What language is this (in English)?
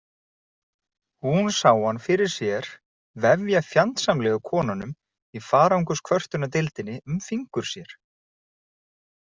Icelandic